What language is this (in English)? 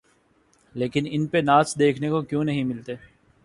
Urdu